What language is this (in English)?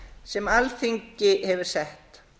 Icelandic